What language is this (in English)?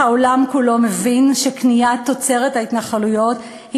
Hebrew